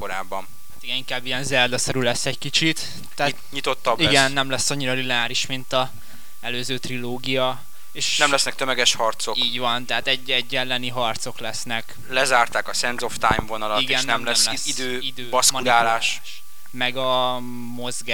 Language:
Hungarian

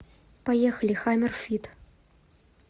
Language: Russian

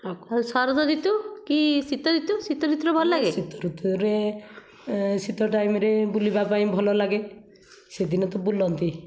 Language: Odia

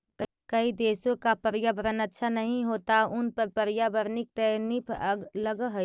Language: Magahi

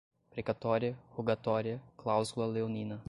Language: Portuguese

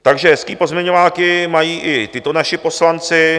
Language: Czech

